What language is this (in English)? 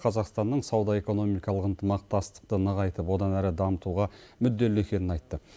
Kazakh